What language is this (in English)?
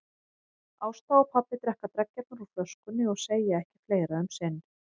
Icelandic